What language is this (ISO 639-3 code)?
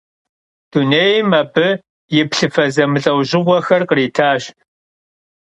kbd